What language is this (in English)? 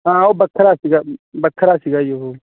Punjabi